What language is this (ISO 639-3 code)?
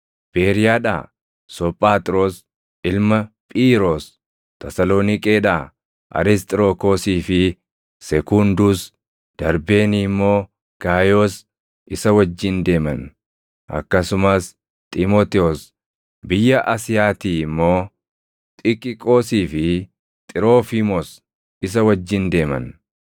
orm